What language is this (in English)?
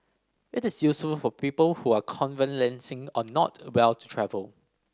English